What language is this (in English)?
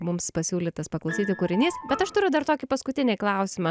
Lithuanian